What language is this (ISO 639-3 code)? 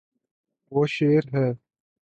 urd